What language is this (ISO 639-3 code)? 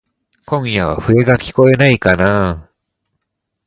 jpn